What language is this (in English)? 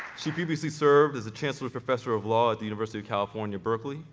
English